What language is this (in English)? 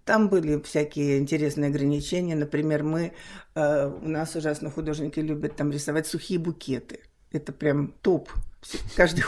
Russian